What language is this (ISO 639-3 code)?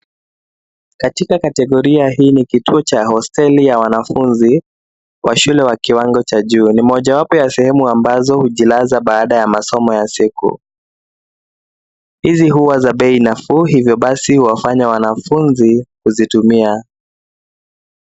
swa